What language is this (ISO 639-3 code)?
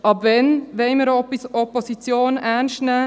gsw